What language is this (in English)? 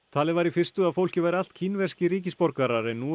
Icelandic